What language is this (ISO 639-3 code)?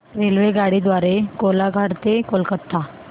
mar